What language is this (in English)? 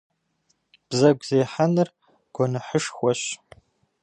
Kabardian